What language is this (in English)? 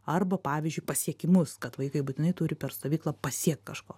Lithuanian